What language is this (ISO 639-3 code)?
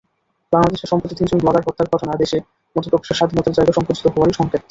ben